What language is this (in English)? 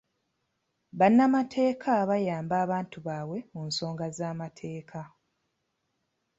Ganda